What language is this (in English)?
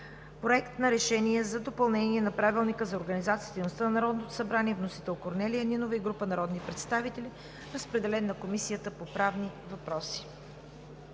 Bulgarian